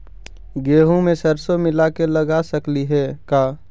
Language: Magahi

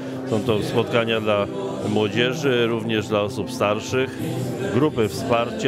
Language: Polish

